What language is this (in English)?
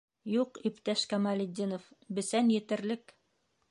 Bashkir